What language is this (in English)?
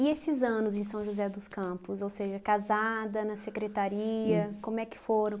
Portuguese